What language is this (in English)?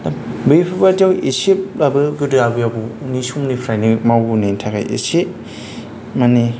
Bodo